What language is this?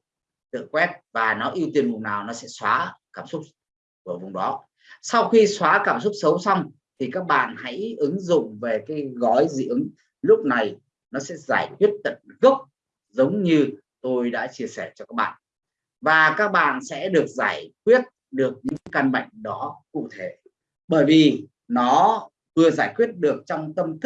Vietnamese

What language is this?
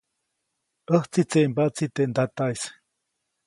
Copainalá Zoque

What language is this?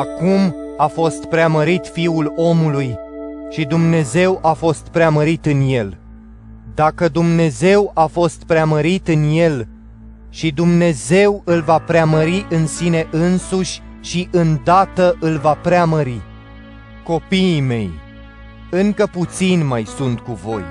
Romanian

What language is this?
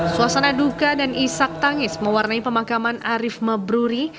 Indonesian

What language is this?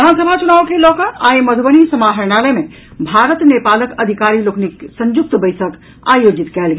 Maithili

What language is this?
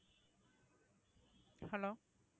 Tamil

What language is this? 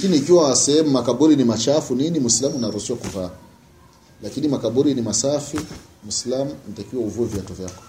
Swahili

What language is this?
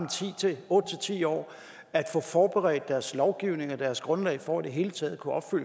Danish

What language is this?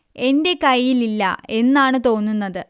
Malayalam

